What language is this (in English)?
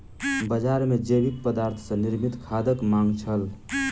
Maithili